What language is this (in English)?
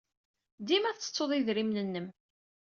Kabyle